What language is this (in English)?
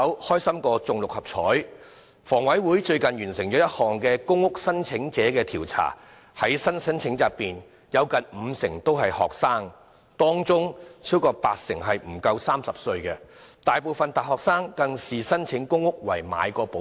Cantonese